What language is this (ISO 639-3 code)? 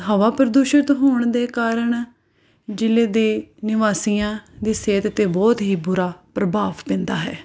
pan